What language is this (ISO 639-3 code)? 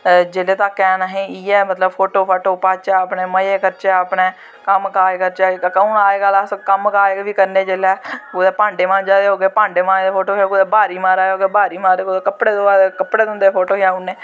doi